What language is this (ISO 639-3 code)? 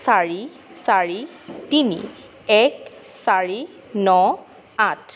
asm